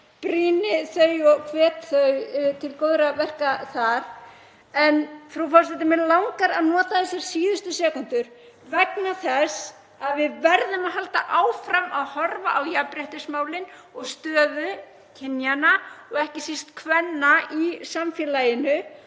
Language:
Icelandic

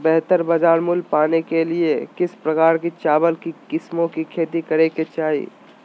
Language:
Magahi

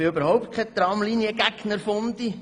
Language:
Swiss German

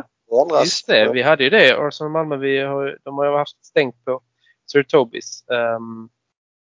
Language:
Swedish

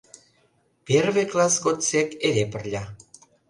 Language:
Mari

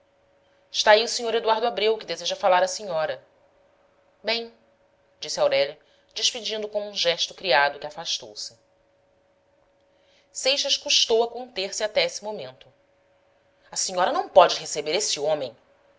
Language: Portuguese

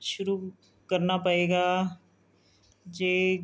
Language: Punjabi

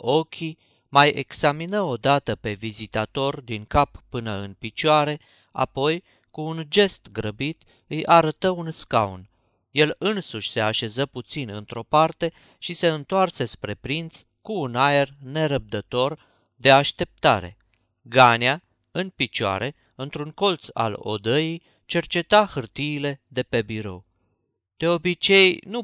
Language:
Romanian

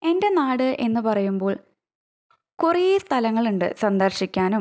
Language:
Malayalam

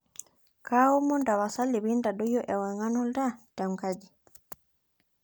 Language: Masai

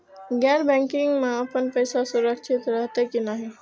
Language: Maithili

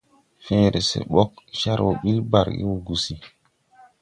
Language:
Tupuri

